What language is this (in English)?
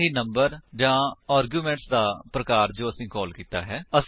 Punjabi